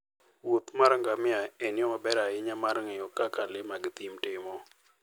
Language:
Luo (Kenya and Tanzania)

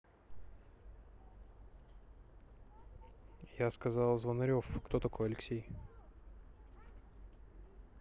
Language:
Russian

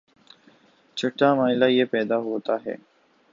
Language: Urdu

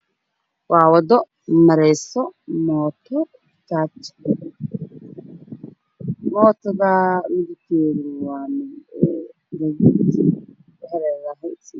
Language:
Somali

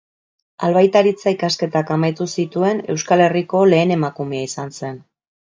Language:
Basque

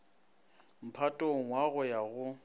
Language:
Northern Sotho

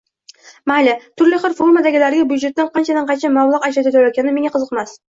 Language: Uzbek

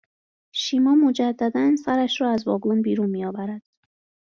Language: Persian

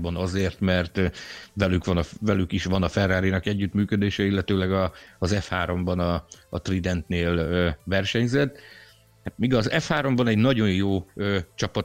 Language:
Hungarian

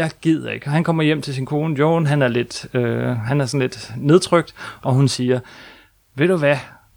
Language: Danish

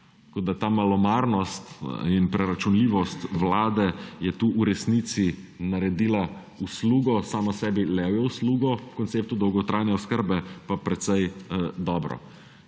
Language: Slovenian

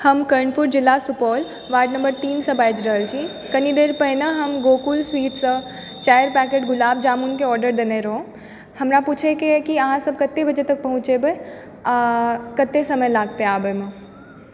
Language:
Maithili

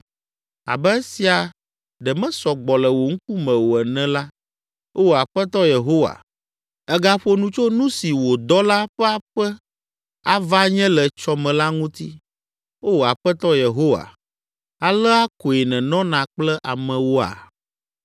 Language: Ewe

